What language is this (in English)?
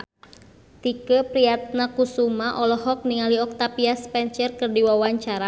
Sundanese